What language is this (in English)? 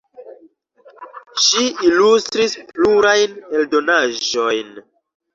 Esperanto